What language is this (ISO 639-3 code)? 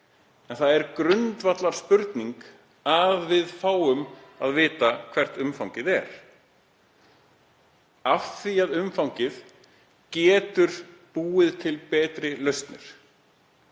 isl